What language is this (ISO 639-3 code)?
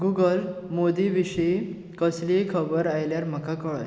kok